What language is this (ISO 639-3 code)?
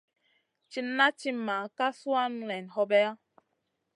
mcn